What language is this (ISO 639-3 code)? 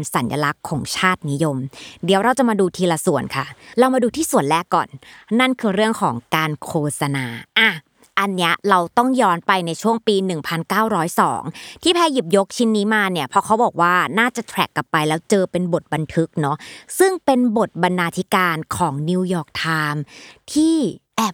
tha